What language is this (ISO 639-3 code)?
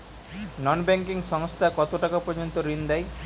ben